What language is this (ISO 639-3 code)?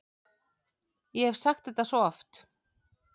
isl